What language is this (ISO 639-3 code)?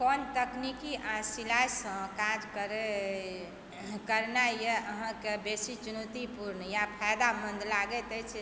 mai